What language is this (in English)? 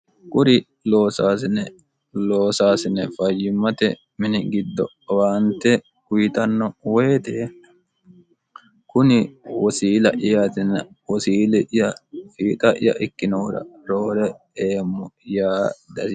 Sidamo